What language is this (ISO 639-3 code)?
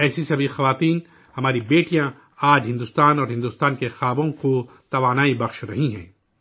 urd